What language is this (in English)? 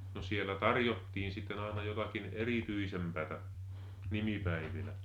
Finnish